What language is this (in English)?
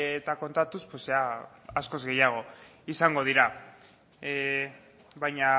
Basque